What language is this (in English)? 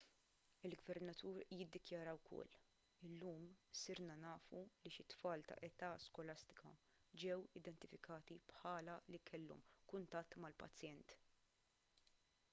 Maltese